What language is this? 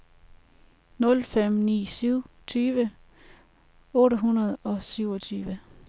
Danish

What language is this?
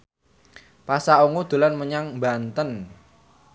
Javanese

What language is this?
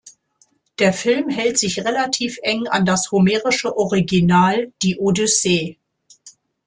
German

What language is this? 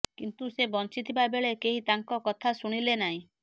Odia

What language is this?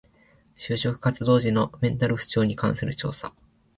Japanese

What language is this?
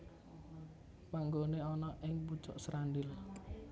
Javanese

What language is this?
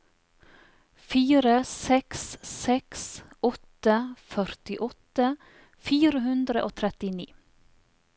Norwegian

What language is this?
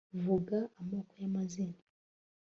Kinyarwanda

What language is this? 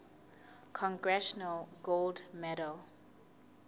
Southern Sotho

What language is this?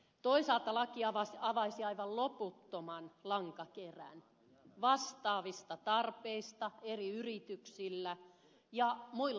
Finnish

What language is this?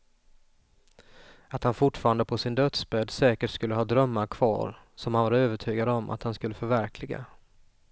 Swedish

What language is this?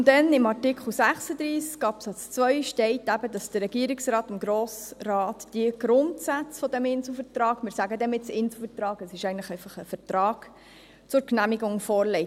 Swiss German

